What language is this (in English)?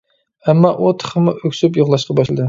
Uyghur